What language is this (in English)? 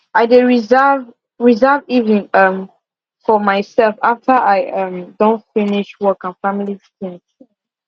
Nigerian Pidgin